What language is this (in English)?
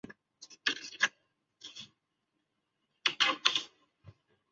Chinese